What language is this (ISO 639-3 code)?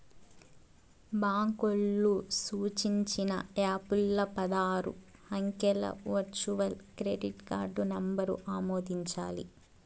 tel